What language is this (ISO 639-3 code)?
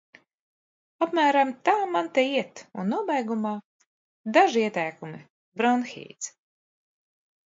lav